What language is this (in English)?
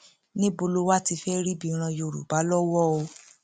Yoruba